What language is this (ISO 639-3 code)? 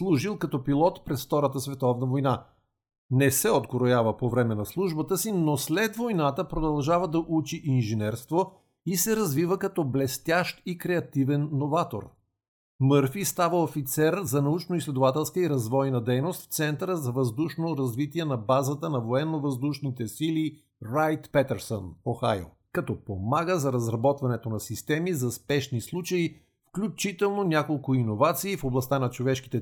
bul